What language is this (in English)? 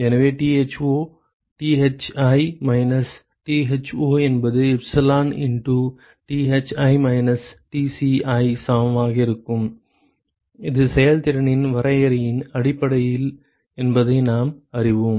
Tamil